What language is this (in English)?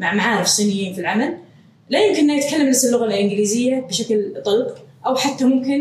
Arabic